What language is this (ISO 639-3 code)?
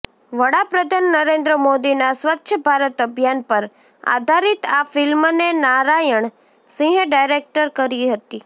guj